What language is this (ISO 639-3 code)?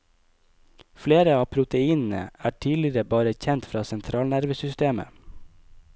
nor